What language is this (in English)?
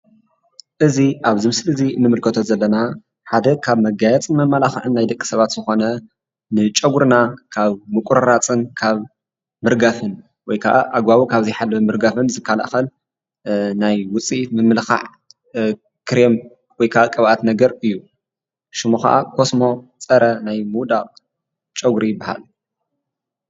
Tigrinya